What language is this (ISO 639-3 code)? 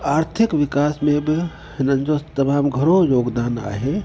snd